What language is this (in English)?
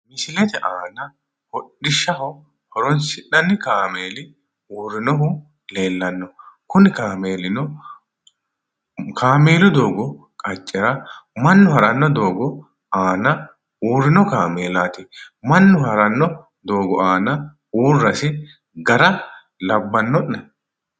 Sidamo